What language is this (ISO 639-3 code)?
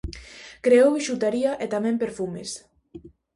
glg